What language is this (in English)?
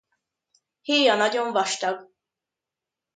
Hungarian